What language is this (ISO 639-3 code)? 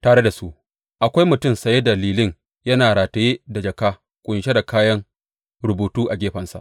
hau